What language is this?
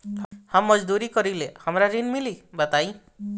Bhojpuri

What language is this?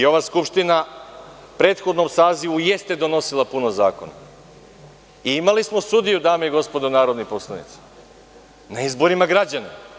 Serbian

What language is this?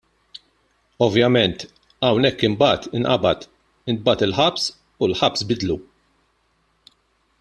Maltese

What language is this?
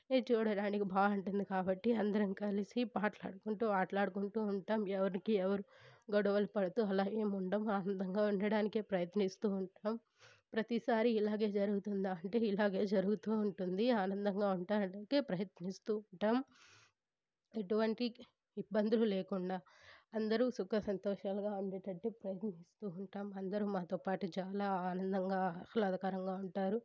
Telugu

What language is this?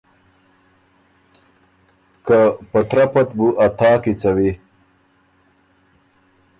Ormuri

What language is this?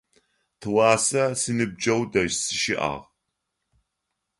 Adyghe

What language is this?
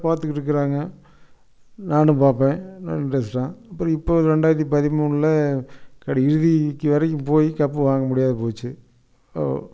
Tamil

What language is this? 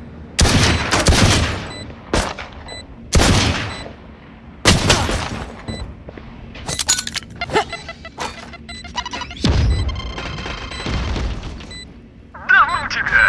Russian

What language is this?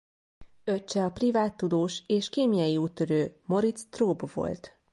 Hungarian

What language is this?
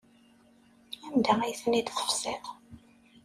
Kabyle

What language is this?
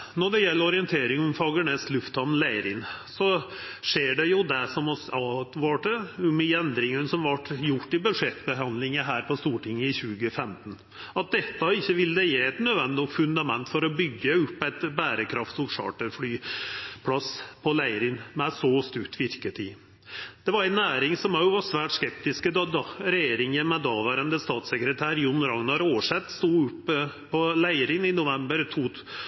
Norwegian Nynorsk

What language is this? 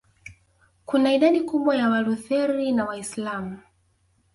Swahili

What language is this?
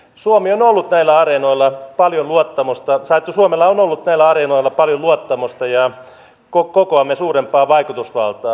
Finnish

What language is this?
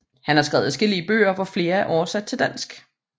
Danish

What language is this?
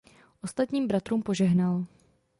Czech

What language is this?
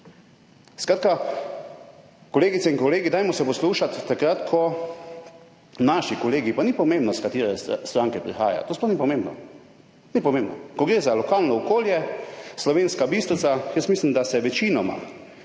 Slovenian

